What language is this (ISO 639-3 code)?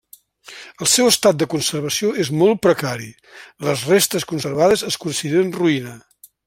cat